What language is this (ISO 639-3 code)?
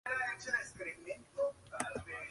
spa